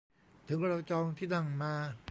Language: Thai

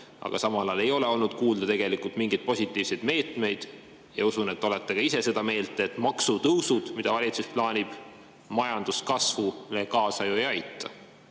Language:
Estonian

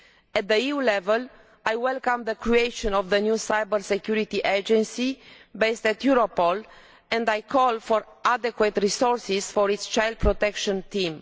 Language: English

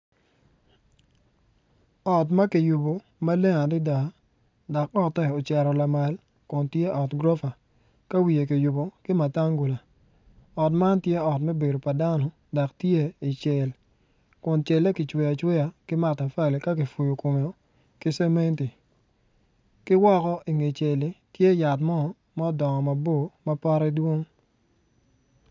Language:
Acoli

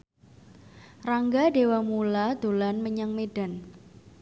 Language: Javanese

